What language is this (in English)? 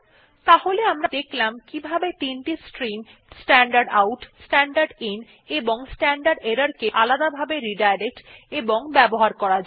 Bangla